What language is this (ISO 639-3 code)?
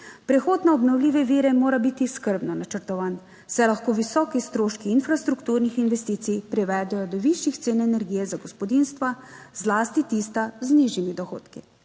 slv